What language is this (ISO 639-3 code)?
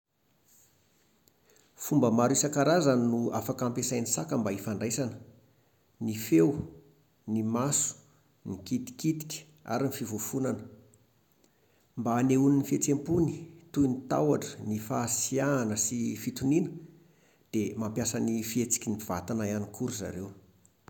mlg